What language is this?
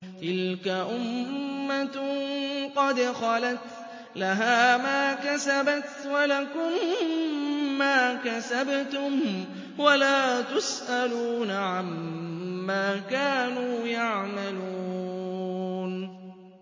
Arabic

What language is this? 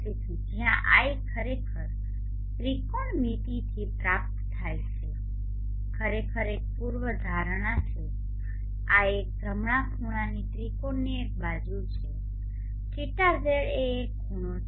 Gujarati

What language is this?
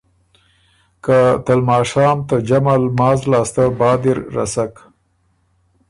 Ormuri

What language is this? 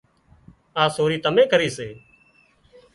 Wadiyara Koli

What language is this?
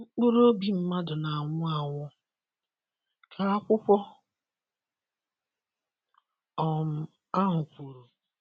Igbo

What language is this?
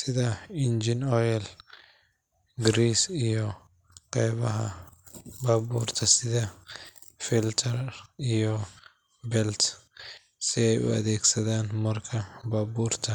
Somali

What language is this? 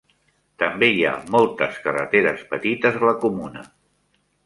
Catalan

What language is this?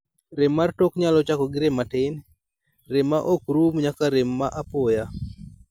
Luo (Kenya and Tanzania)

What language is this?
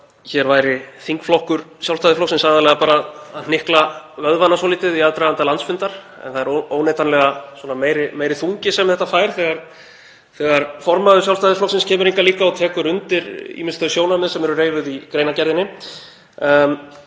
Icelandic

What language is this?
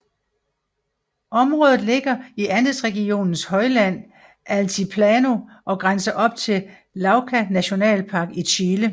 Danish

